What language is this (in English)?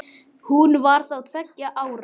Icelandic